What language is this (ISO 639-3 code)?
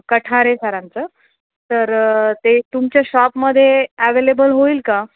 mar